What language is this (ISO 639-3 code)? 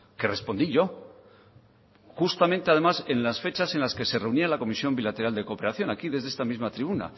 spa